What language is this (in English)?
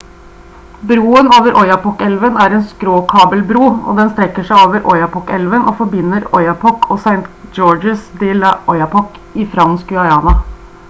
Norwegian Bokmål